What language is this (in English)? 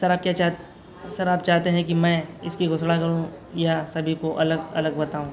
Hindi